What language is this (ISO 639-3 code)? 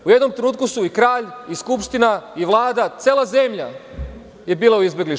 srp